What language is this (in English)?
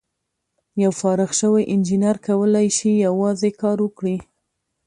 Pashto